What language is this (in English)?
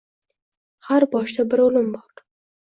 Uzbek